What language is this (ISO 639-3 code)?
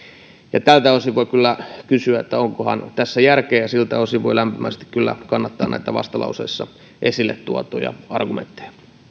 fin